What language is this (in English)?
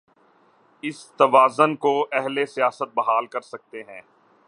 Urdu